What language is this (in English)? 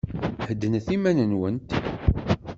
Kabyle